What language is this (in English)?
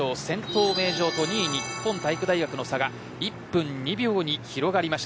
Japanese